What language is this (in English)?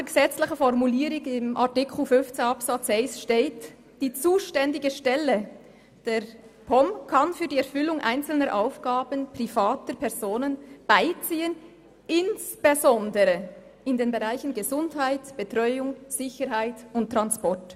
Swiss German